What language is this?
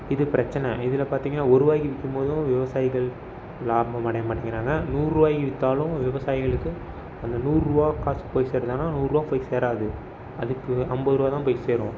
Tamil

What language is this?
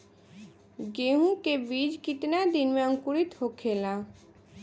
Bhojpuri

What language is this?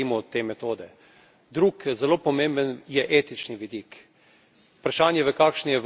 Slovenian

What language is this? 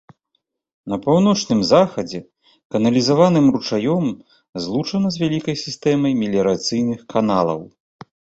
Belarusian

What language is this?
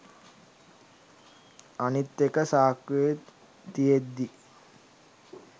Sinhala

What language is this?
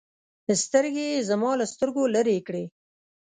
Pashto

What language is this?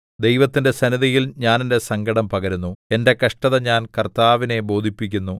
Malayalam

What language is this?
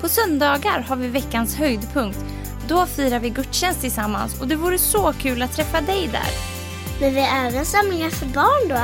Swedish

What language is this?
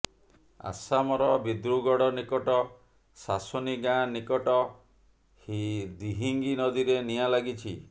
Odia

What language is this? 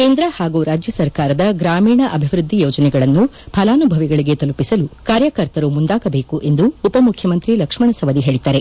Kannada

